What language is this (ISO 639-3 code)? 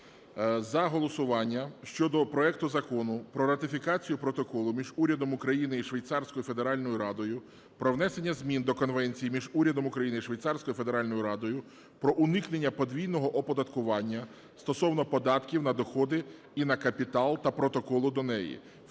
ukr